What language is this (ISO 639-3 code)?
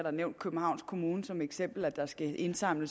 dan